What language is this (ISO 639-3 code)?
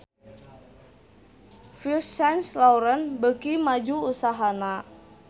sun